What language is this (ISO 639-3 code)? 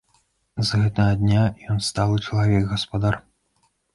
bel